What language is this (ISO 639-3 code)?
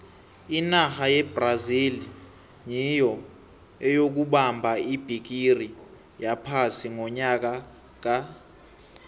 nbl